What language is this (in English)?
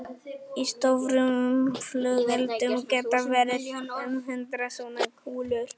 Icelandic